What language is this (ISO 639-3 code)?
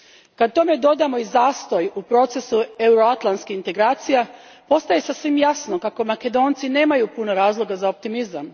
hrv